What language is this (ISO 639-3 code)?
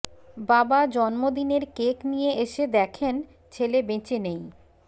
ben